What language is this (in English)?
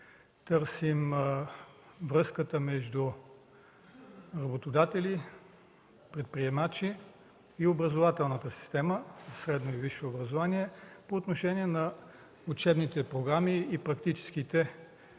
Bulgarian